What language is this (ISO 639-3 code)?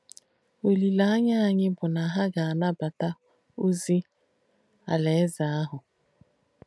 ibo